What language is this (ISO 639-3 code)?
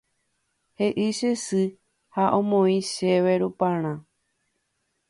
grn